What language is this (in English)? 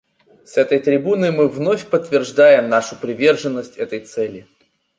Russian